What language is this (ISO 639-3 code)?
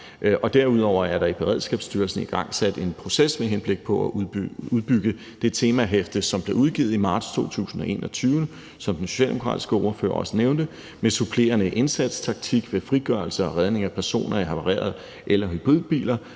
dan